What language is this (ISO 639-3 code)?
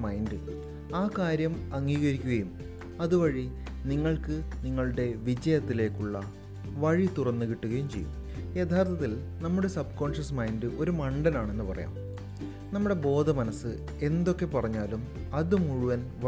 mal